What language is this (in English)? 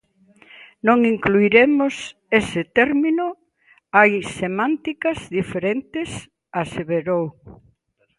Galician